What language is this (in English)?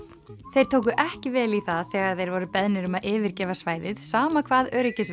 Icelandic